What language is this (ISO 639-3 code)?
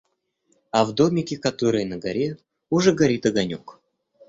rus